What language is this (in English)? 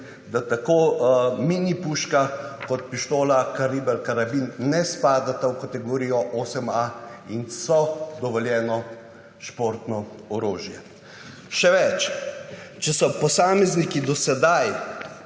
Slovenian